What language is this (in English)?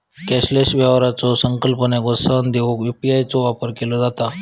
Marathi